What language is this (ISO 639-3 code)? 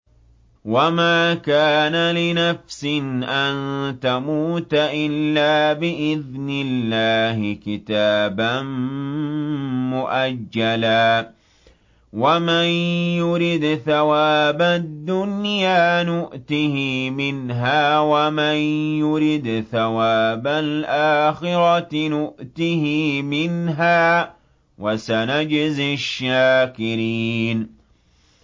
ara